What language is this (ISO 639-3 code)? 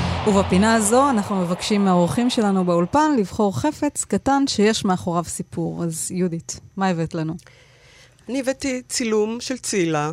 heb